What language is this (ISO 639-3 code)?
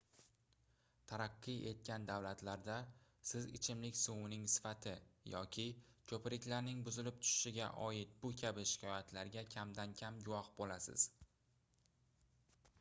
uzb